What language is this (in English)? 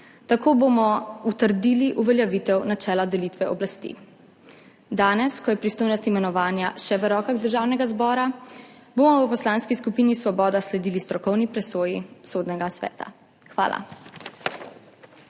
Slovenian